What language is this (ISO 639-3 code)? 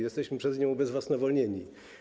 pol